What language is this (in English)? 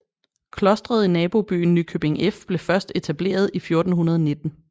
Danish